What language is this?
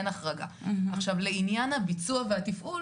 Hebrew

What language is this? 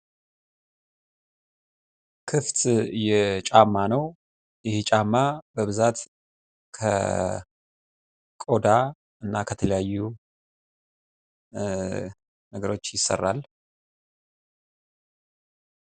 Amharic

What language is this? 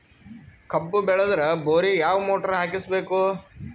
Kannada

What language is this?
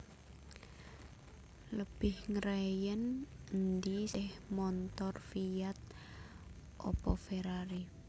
Javanese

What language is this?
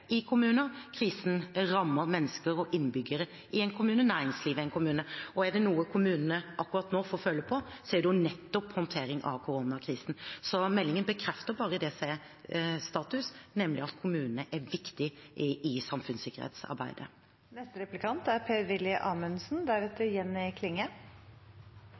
Norwegian Bokmål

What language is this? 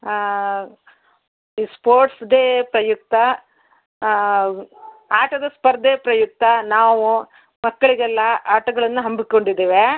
Kannada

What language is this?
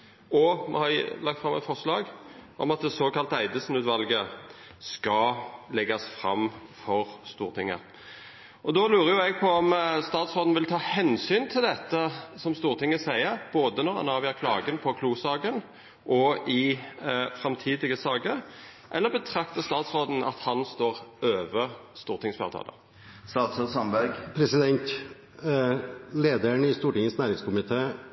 Norwegian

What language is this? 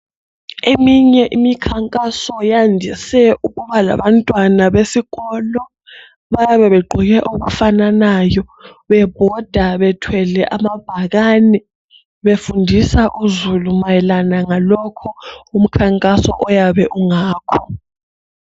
North Ndebele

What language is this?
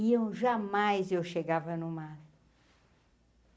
Portuguese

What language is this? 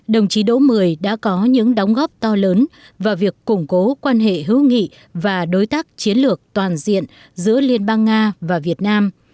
Vietnamese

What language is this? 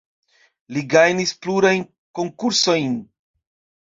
Esperanto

